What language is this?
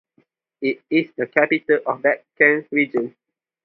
English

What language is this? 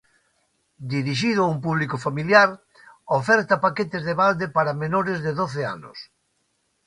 Galician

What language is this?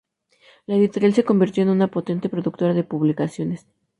Spanish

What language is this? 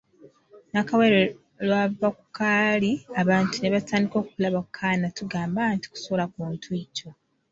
Ganda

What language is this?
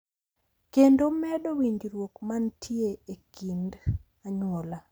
Luo (Kenya and Tanzania)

